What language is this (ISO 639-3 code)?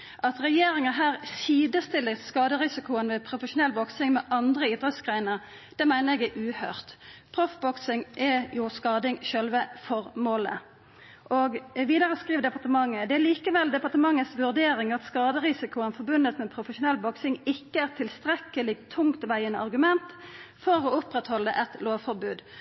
nno